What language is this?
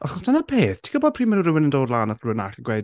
Welsh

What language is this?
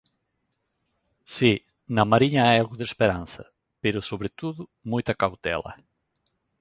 Galician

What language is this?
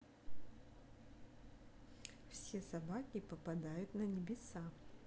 Russian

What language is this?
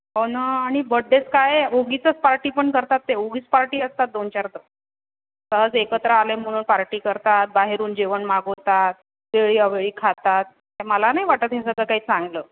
Marathi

